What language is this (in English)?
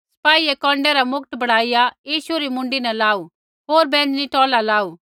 Kullu Pahari